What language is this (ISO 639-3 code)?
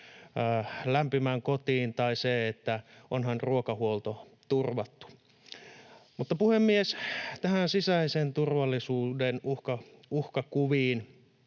fin